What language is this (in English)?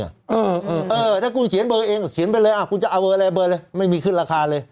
Thai